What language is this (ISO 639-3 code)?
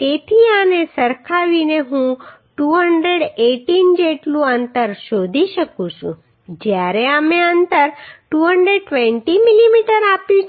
guj